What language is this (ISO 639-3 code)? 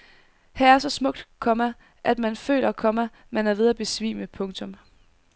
dan